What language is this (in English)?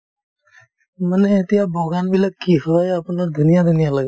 Assamese